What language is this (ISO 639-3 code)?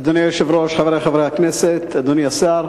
heb